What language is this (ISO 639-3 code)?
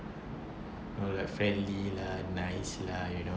eng